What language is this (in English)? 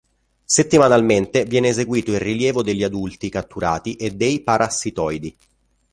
Italian